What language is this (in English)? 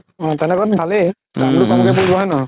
Assamese